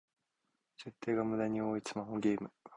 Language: Japanese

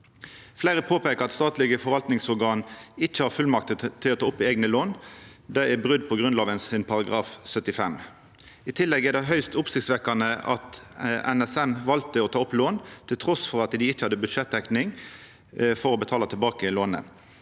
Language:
Norwegian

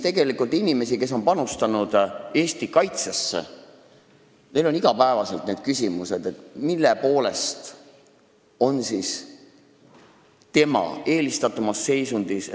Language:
Estonian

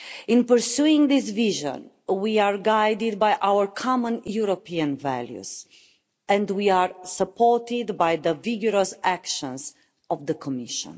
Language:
English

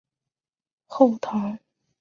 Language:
Chinese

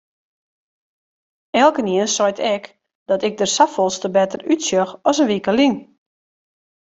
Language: Western Frisian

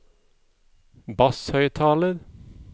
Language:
Norwegian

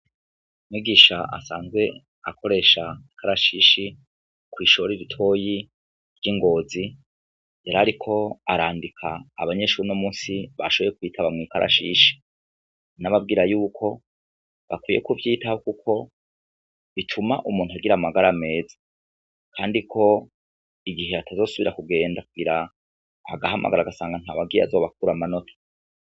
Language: Rundi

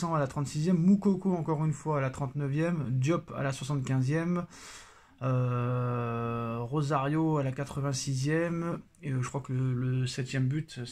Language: French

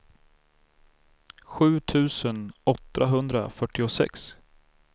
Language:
Swedish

